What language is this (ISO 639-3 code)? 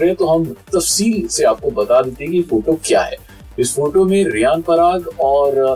hin